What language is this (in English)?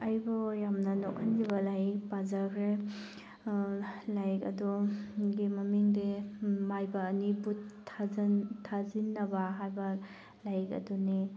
Manipuri